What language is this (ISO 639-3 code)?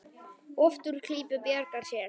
isl